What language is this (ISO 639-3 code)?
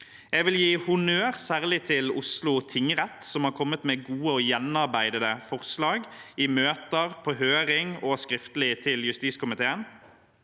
nor